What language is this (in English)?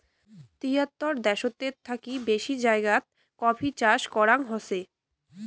Bangla